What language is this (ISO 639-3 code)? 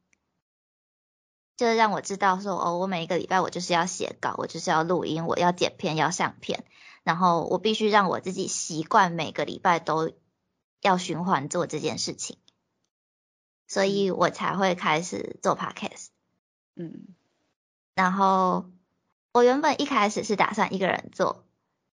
zho